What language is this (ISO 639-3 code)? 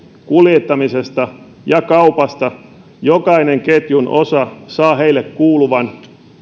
fin